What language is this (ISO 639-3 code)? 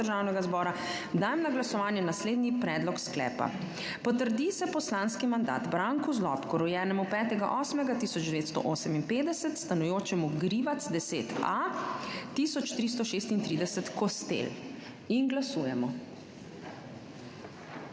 slv